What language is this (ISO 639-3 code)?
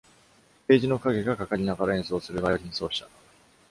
jpn